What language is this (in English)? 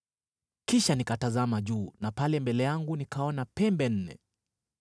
Swahili